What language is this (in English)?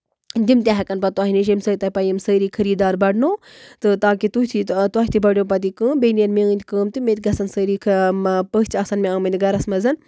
Kashmiri